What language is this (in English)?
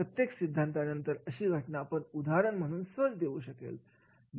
Marathi